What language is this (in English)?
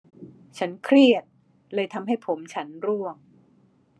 Thai